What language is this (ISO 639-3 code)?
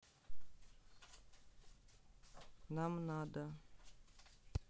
rus